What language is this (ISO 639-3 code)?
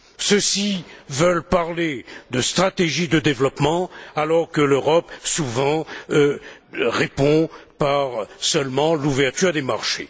fra